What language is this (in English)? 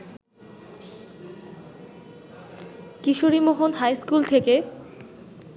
Bangla